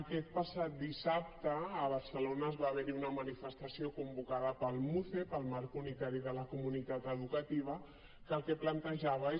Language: Catalan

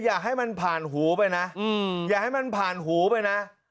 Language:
Thai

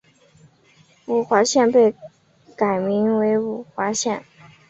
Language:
Chinese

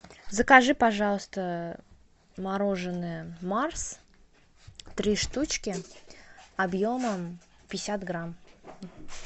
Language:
Russian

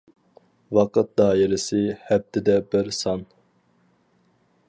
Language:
Uyghur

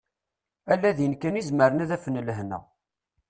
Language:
Kabyle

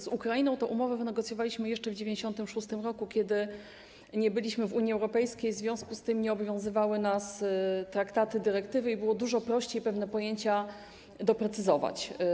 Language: Polish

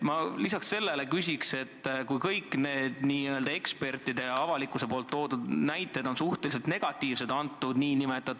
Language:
Estonian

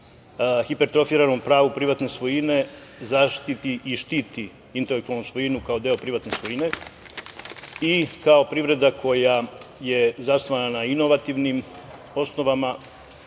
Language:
Serbian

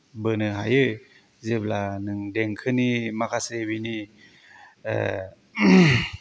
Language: Bodo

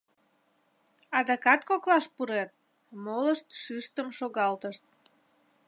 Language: Mari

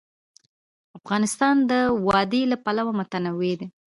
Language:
Pashto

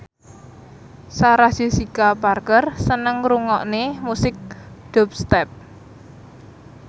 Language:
Javanese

